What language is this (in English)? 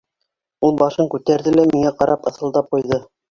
Bashkir